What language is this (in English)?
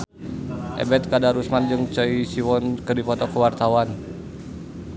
Sundanese